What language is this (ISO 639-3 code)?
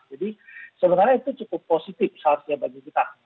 ind